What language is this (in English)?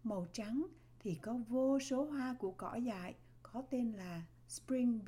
Vietnamese